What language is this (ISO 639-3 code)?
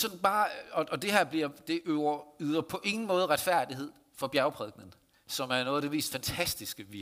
dan